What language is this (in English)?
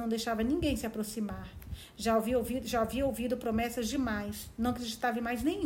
Portuguese